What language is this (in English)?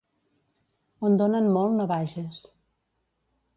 Catalan